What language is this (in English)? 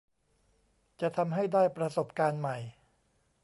Thai